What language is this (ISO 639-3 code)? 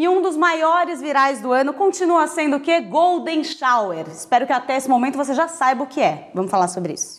por